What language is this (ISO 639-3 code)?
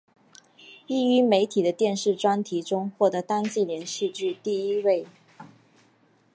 zho